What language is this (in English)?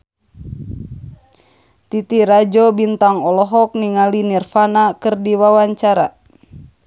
Sundanese